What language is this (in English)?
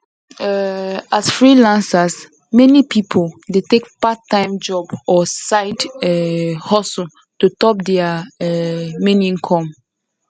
Nigerian Pidgin